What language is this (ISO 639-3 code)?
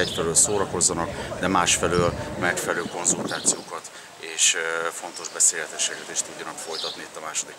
hun